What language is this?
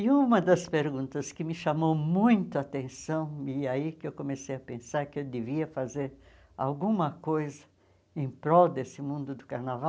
Portuguese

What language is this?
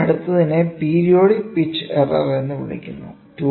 Malayalam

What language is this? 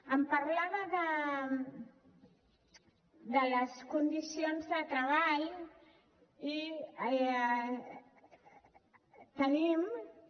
Catalan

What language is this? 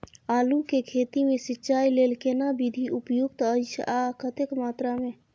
Maithili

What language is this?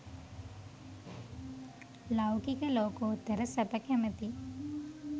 Sinhala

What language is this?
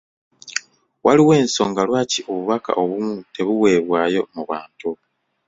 Ganda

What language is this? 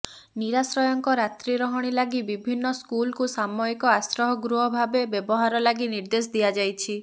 Odia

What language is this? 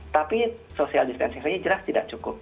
Indonesian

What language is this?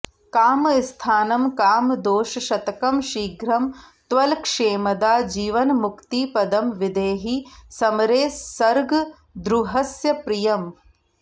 Sanskrit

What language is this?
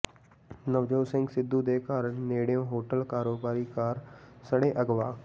Punjabi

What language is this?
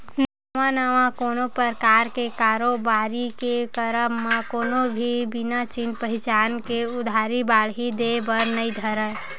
Chhattisgarhi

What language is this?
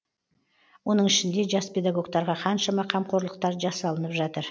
Kazakh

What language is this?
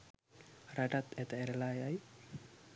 Sinhala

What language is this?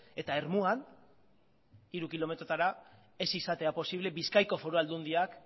Basque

